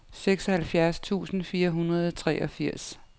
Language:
Danish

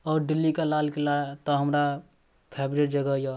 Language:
Maithili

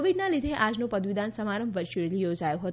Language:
Gujarati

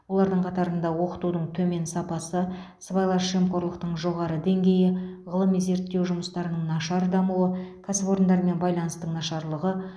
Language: Kazakh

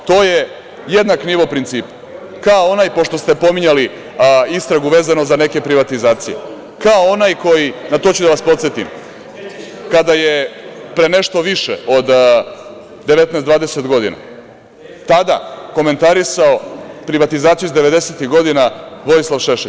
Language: Serbian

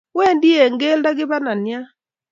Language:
Kalenjin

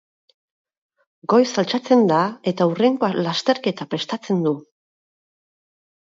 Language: Basque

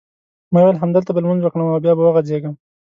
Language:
Pashto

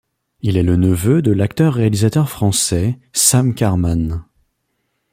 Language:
French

